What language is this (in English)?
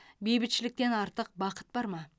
Kazakh